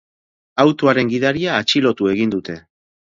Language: Basque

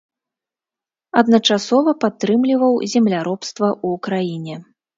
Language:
Belarusian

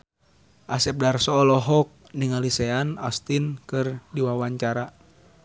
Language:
Sundanese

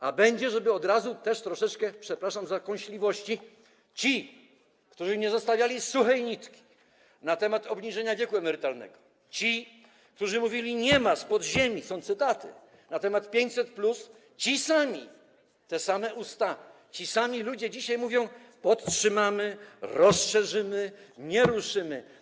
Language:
Polish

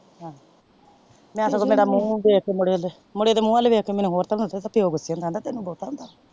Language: Punjabi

